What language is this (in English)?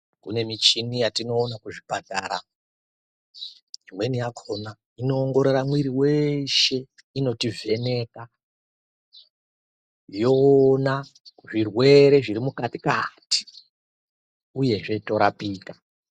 Ndau